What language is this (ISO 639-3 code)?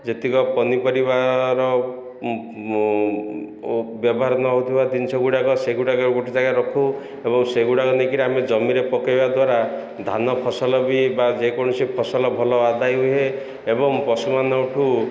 ori